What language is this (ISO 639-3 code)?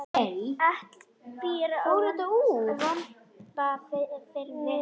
isl